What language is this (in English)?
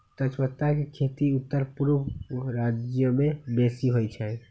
Magahi